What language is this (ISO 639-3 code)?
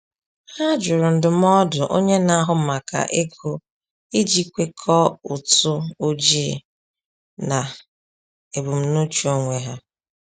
ibo